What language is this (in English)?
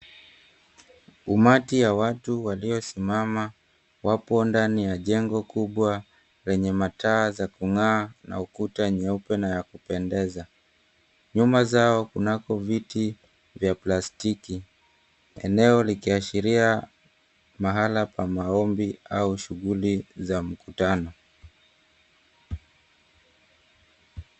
Swahili